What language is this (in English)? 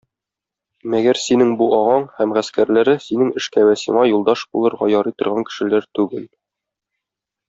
Tatar